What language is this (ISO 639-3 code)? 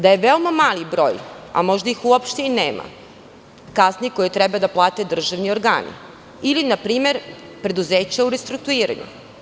srp